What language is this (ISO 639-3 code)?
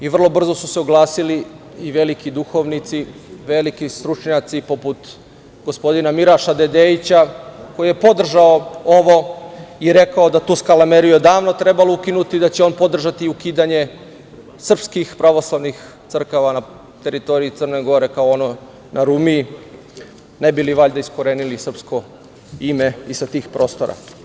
srp